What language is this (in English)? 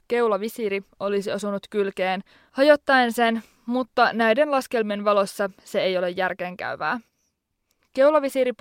Finnish